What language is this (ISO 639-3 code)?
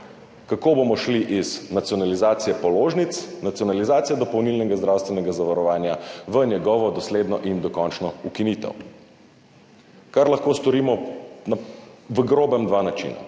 slv